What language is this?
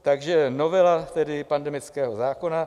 Czech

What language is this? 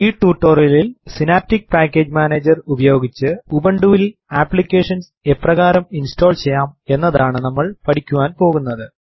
Malayalam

